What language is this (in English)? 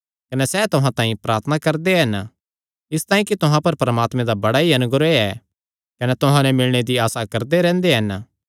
Kangri